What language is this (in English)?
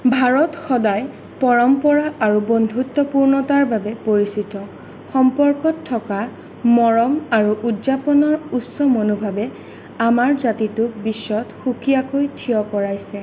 Assamese